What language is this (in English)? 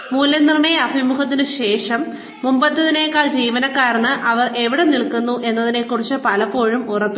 Malayalam